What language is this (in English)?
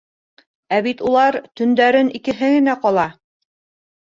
Bashkir